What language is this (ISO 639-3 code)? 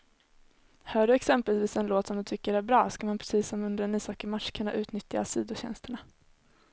swe